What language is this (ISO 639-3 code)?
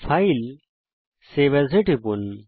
ben